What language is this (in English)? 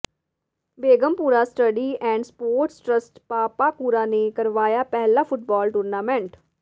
Punjabi